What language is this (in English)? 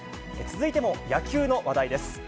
Japanese